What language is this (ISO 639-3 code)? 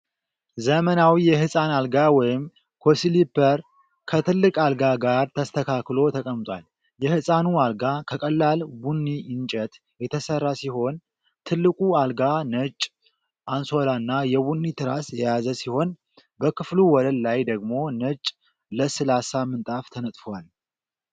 amh